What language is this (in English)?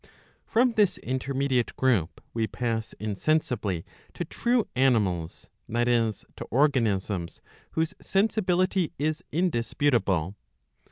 English